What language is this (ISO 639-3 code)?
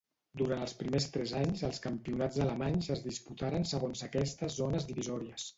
cat